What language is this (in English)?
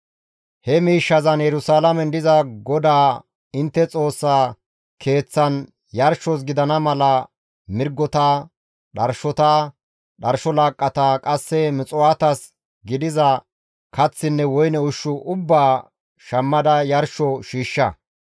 Gamo